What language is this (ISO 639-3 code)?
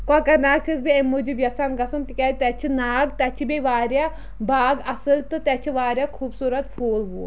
kas